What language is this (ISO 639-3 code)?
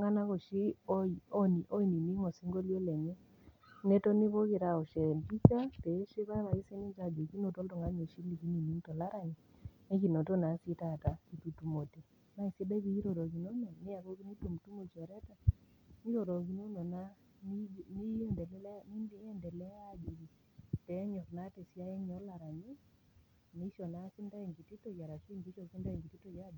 mas